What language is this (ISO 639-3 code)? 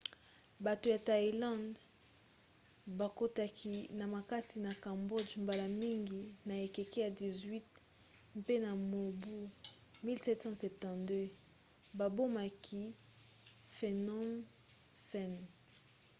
lin